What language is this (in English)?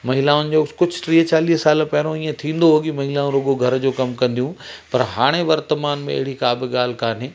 Sindhi